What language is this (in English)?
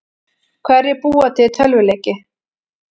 Icelandic